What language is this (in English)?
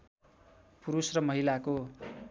Nepali